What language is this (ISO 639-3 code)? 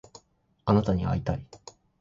jpn